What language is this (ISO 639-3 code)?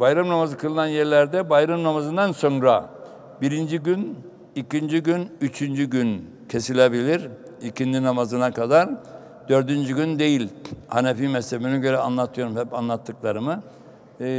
tur